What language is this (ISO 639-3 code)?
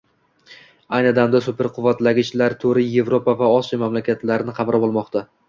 uzb